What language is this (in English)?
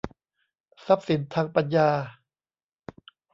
Thai